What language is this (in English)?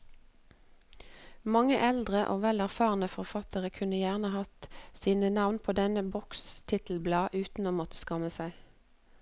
Norwegian